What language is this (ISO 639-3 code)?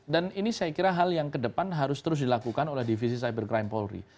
ind